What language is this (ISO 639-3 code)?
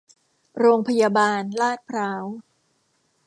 tha